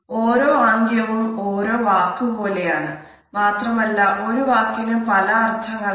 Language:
Malayalam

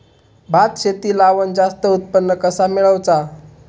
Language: Marathi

